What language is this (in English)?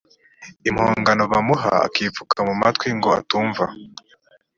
Kinyarwanda